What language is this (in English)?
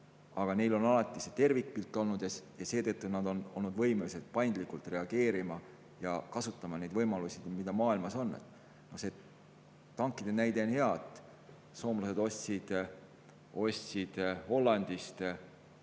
Estonian